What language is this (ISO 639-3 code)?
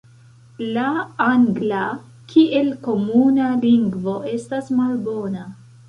epo